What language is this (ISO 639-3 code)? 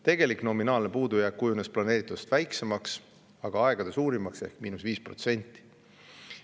est